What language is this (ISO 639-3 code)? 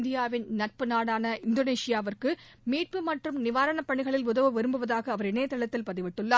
tam